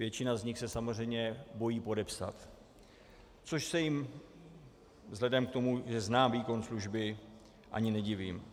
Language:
Czech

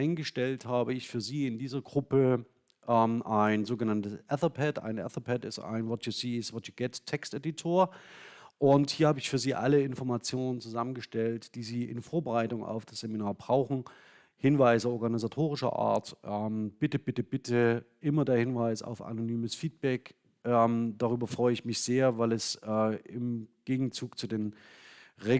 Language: German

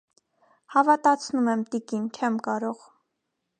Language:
Armenian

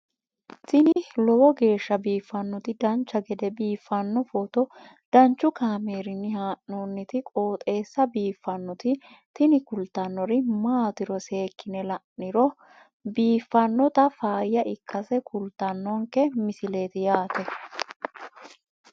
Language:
Sidamo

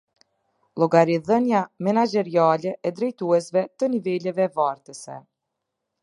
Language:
Albanian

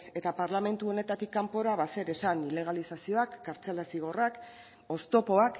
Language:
Basque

